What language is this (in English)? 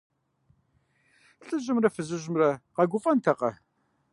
Kabardian